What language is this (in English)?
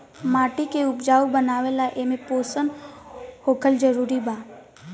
Bhojpuri